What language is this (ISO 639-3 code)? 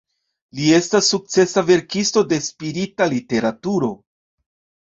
epo